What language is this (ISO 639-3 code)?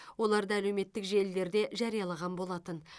kaz